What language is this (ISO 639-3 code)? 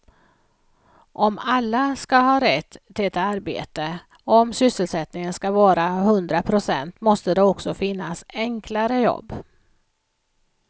swe